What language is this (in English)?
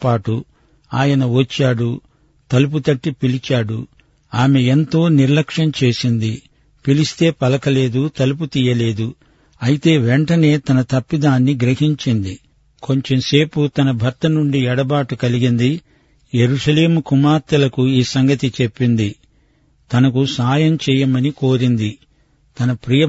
Telugu